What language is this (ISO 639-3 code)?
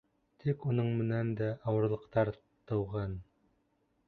bak